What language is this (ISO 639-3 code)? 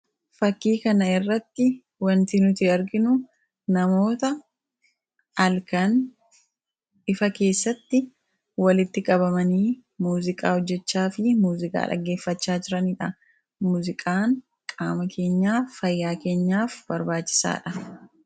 orm